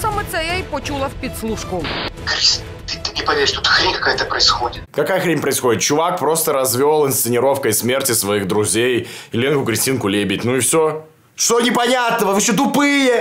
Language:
Russian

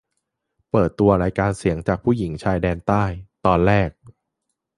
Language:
Thai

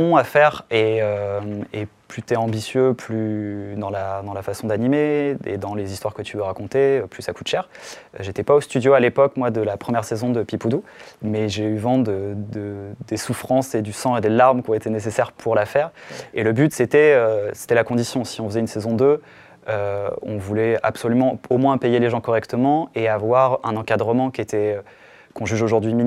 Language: French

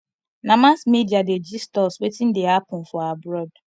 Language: Nigerian Pidgin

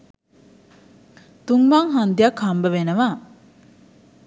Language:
Sinhala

